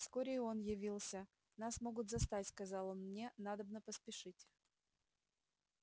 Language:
Russian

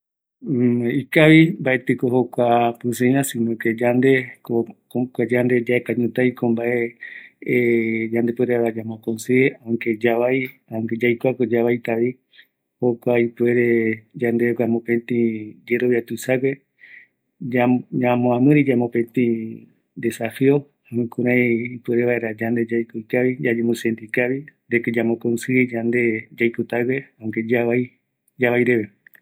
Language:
Eastern Bolivian Guaraní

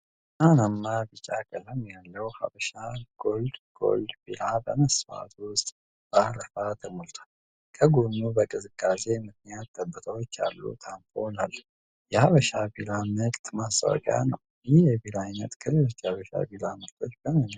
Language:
Amharic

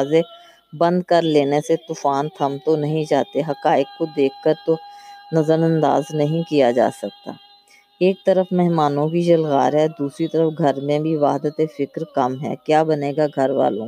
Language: Urdu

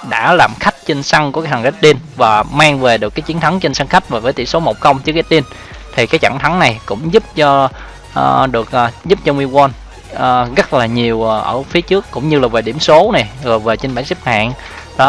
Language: Vietnamese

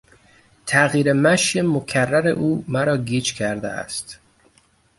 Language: Persian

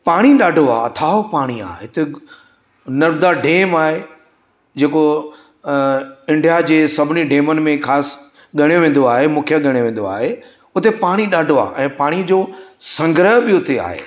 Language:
Sindhi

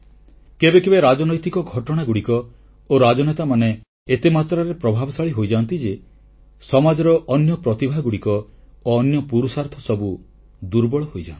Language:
Odia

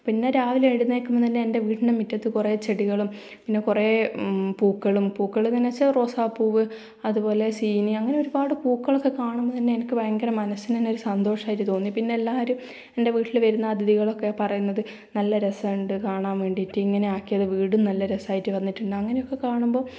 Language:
Malayalam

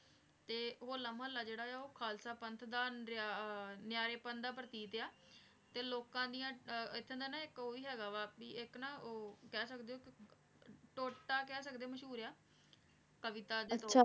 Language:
Punjabi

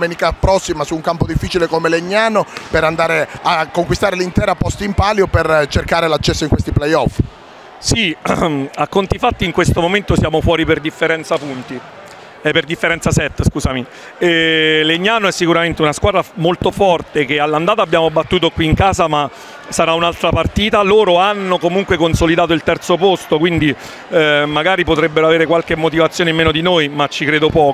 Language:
Italian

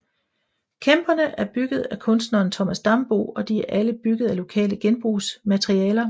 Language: Danish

